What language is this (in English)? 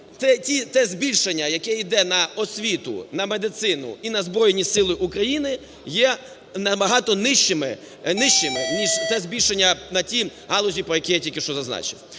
Ukrainian